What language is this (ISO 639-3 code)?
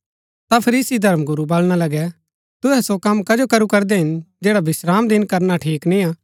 gbk